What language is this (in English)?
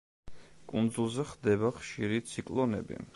Georgian